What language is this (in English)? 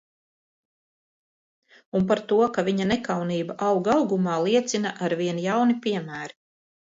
Latvian